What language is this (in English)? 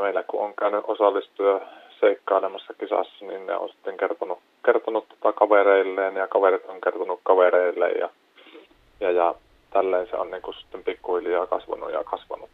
Finnish